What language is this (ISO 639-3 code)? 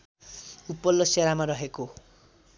nep